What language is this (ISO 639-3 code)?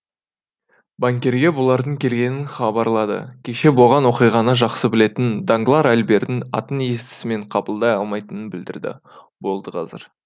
kaz